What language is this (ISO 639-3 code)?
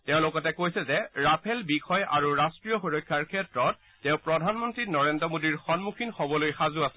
asm